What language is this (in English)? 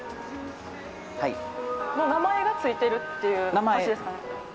Japanese